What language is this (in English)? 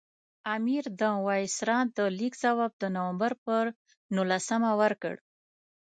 Pashto